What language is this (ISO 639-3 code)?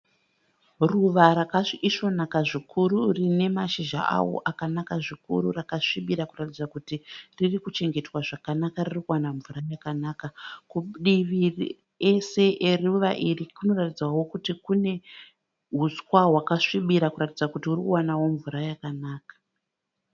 sna